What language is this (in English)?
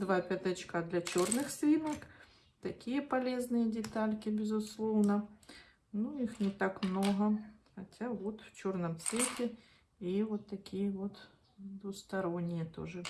Russian